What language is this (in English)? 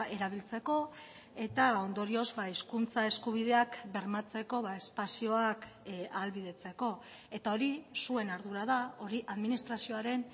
Basque